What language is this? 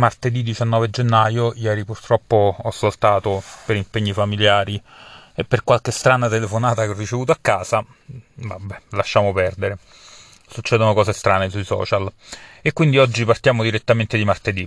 Italian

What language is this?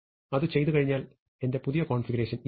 Malayalam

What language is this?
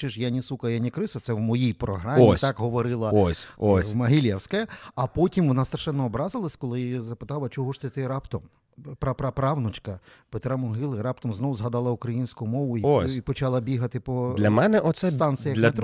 Ukrainian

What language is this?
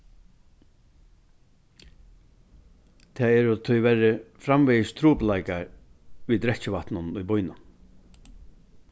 Faroese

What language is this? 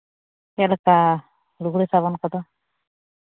Santali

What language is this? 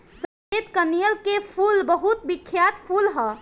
Bhojpuri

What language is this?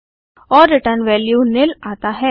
Hindi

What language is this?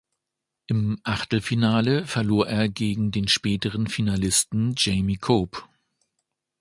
German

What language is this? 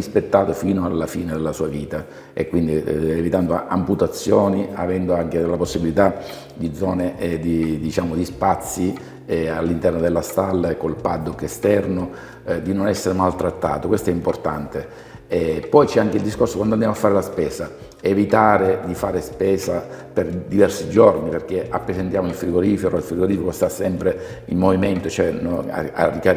Italian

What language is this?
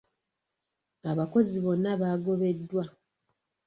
Ganda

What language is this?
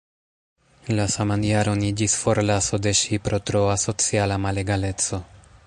Esperanto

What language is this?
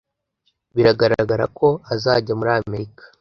Kinyarwanda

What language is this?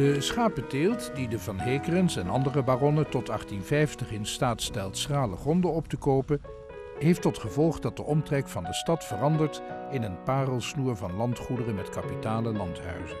Dutch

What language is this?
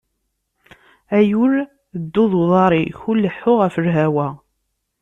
Kabyle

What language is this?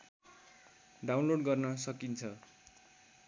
Nepali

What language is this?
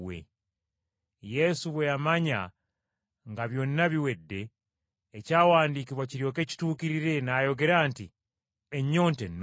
Ganda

